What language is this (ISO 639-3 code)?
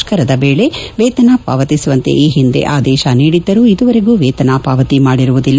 kan